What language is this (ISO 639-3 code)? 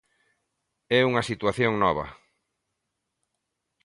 glg